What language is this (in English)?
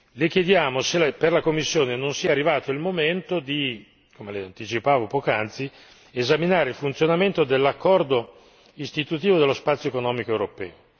Italian